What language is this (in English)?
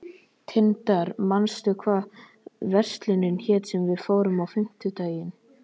Icelandic